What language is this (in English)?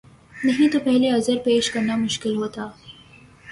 Urdu